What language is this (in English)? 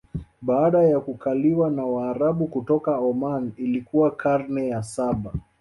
Swahili